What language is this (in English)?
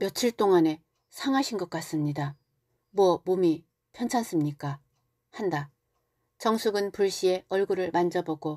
Korean